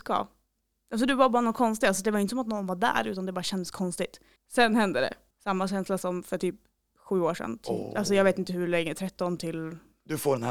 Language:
Swedish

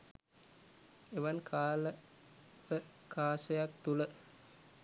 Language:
Sinhala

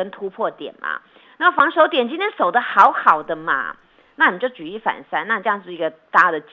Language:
Chinese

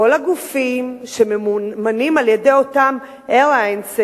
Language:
Hebrew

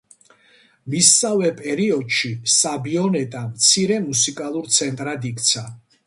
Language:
Georgian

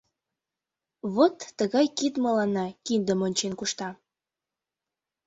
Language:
Mari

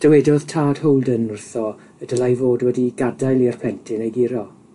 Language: Welsh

